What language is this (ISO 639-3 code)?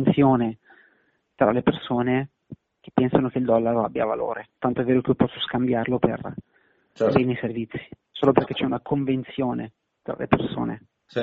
ita